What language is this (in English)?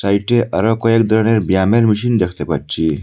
Bangla